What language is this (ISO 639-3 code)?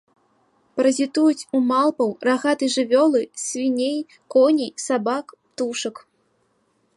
bel